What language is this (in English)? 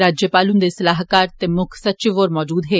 Dogri